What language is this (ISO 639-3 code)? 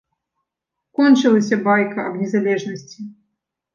bel